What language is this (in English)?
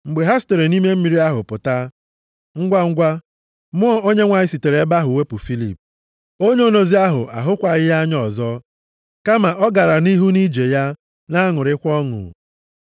Igbo